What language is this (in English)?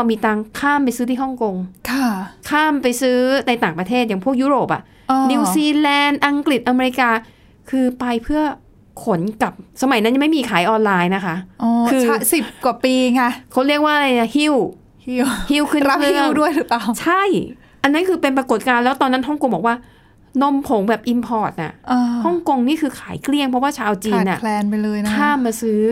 Thai